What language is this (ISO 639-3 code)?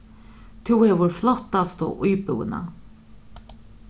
fao